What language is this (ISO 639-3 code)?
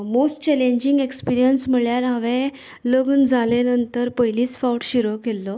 kok